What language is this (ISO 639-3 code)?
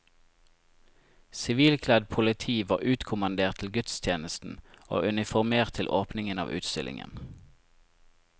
nor